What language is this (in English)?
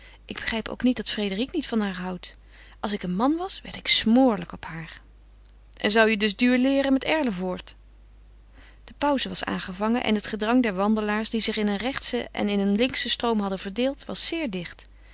Dutch